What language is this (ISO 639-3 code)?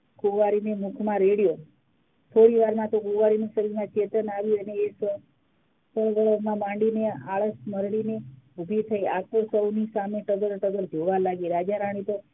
guj